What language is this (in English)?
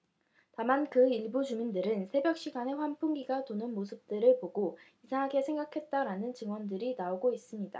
Korean